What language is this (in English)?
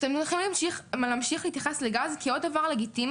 Hebrew